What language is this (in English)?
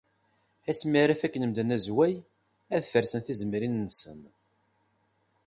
Kabyle